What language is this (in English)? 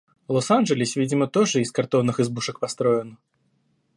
Russian